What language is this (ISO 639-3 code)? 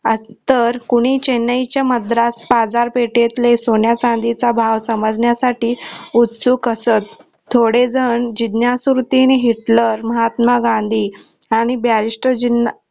mar